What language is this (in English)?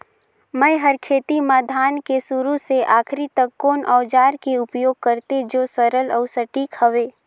Chhattisgarhi